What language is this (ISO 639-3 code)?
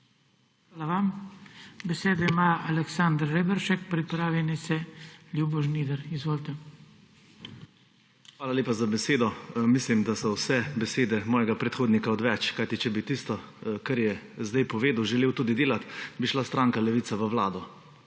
slv